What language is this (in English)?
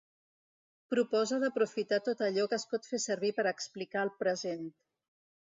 Catalan